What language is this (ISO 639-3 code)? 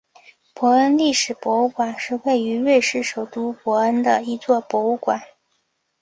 zho